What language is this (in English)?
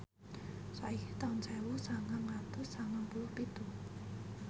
Javanese